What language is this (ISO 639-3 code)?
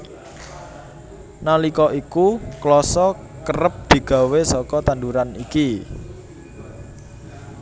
jav